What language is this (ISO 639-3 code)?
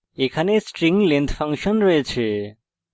ben